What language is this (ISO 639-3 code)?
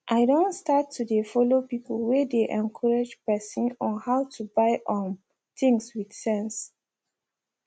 pcm